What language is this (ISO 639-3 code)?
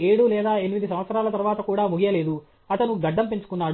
tel